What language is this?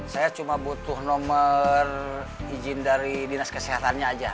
Indonesian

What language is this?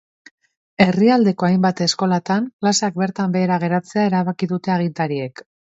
Basque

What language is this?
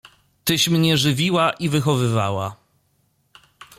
Polish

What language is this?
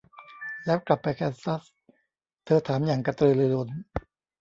Thai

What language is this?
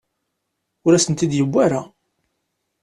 Kabyle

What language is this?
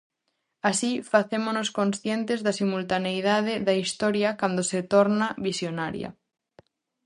Galician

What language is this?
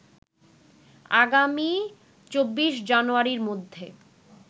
Bangla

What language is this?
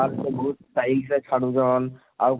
Odia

